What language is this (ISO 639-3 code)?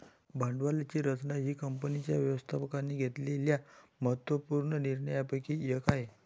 mar